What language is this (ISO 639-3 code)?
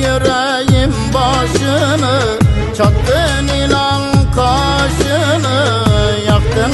tur